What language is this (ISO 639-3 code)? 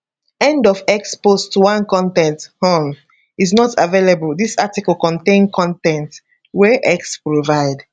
pcm